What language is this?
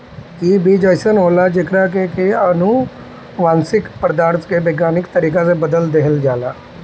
Bhojpuri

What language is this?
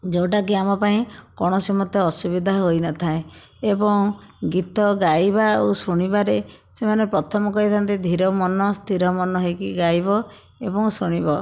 Odia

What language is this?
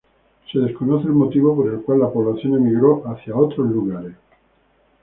Spanish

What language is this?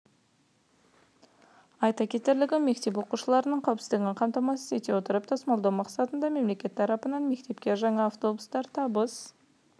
Kazakh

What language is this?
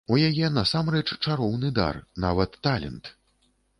Belarusian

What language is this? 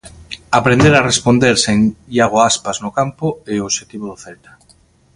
Galician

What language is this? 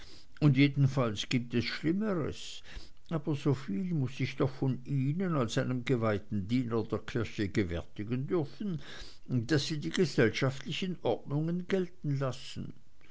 German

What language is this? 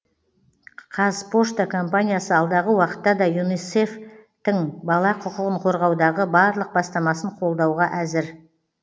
Kazakh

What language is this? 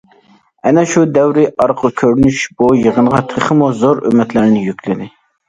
Uyghur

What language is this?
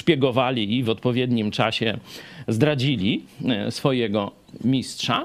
Polish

